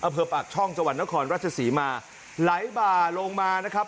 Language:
Thai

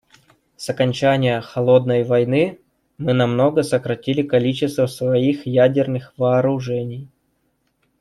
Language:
Russian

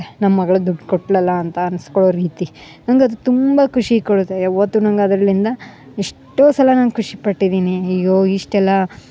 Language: Kannada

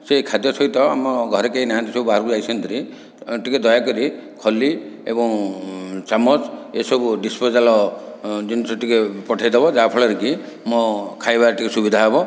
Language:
Odia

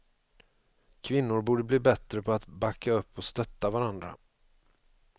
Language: Swedish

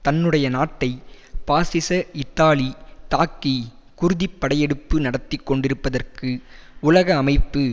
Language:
Tamil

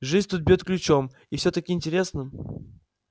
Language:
Russian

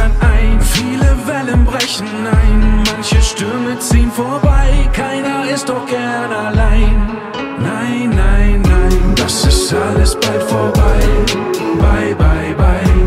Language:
German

